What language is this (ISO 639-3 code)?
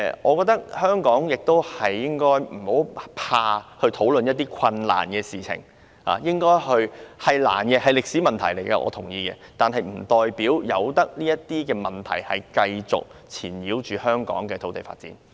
yue